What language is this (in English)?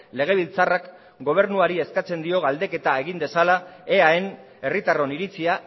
Basque